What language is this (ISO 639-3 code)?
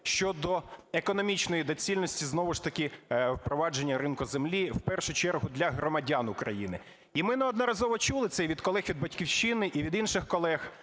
ukr